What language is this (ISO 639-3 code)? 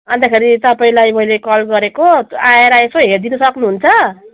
nep